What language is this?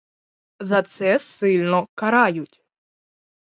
Ukrainian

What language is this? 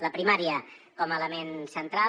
Catalan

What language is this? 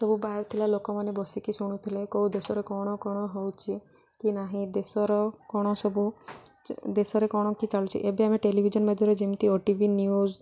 Odia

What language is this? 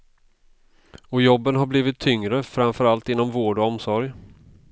Swedish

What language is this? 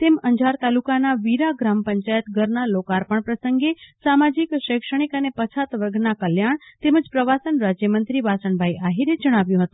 Gujarati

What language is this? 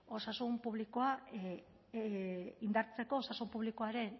Basque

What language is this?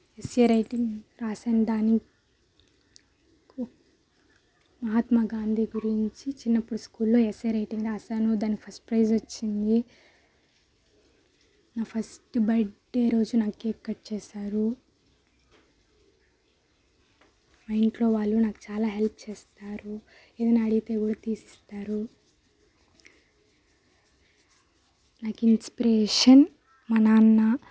Telugu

